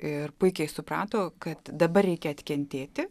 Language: Lithuanian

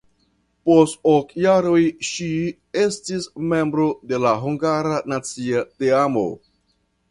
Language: Esperanto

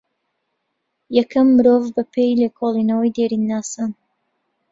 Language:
Central Kurdish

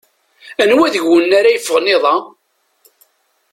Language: Kabyle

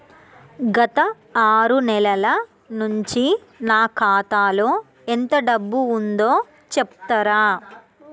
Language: Telugu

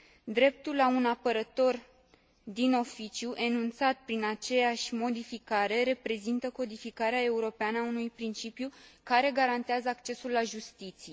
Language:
Romanian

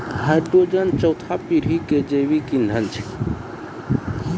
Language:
Maithili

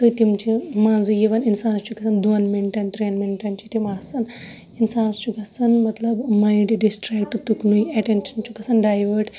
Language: Kashmiri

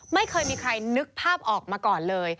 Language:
Thai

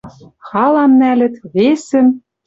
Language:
Western Mari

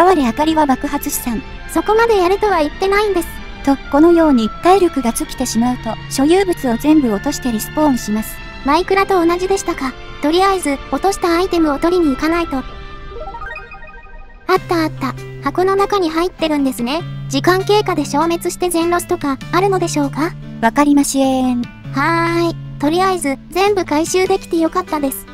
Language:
Japanese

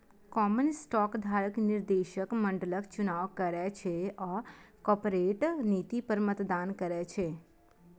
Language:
Maithili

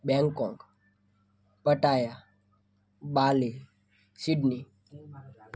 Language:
Gujarati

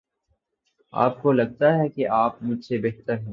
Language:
Urdu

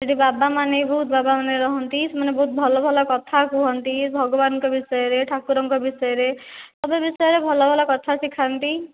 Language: Odia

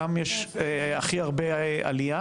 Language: Hebrew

